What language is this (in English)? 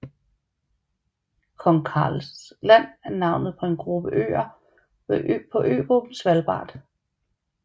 Danish